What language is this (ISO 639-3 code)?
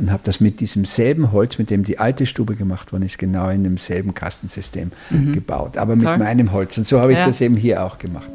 deu